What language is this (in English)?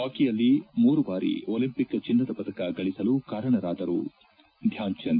Kannada